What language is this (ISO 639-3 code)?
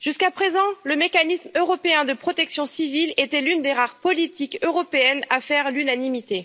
fra